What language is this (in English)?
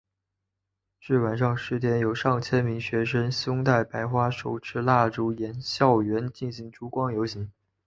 Chinese